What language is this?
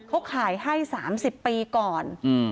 Thai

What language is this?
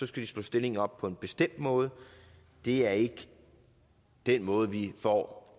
Danish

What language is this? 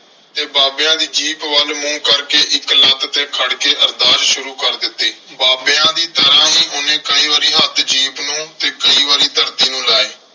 Punjabi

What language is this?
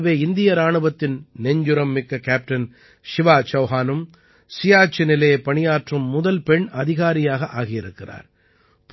Tamil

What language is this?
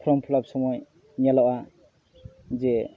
Santali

